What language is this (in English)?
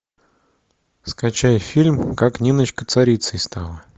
Russian